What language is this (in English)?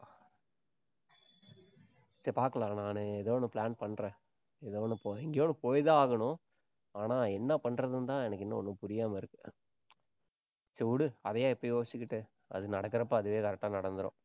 Tamil